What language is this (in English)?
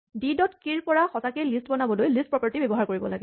Assamese